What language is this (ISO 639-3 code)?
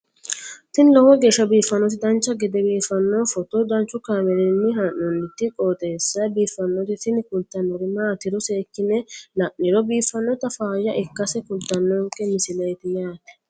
sid